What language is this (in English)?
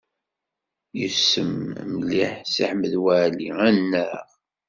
Kabyle